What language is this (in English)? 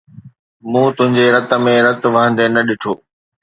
Sindhi